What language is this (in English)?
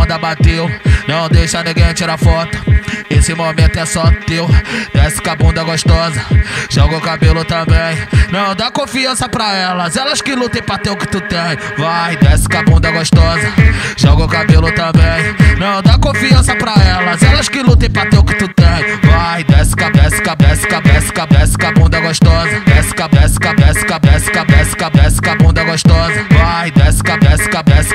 Portuguese